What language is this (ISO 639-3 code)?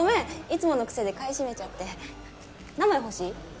jpn